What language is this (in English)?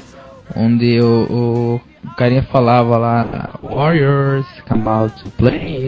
Portuguese